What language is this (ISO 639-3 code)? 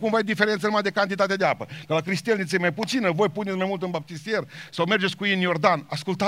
ron